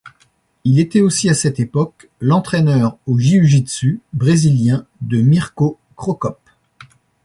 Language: French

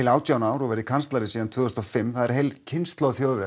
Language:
Icelandic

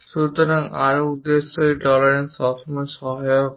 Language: Bangla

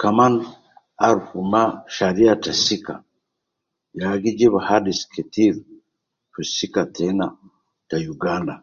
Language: Nubi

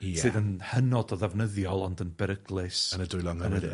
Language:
Welsh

